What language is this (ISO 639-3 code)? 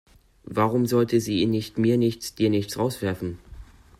deu